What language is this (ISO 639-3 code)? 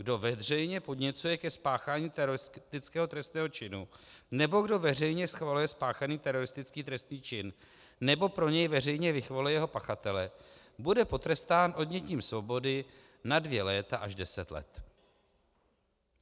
ces